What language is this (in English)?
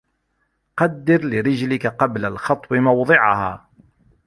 Arabic